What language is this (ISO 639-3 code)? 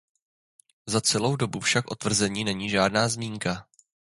ces